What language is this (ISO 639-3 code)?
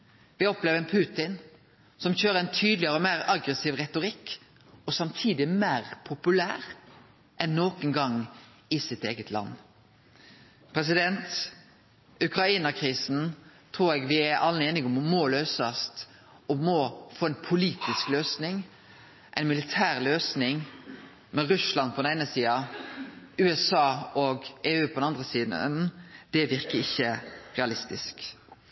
nno